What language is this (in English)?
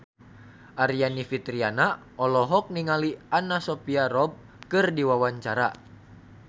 Sundanese